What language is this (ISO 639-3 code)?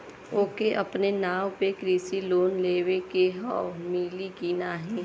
bho